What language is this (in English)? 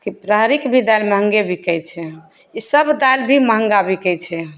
Maithili